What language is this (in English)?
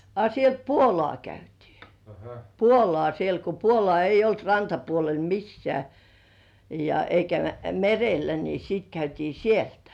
Finnish